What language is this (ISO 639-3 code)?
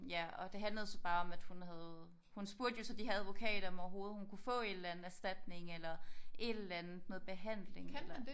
dan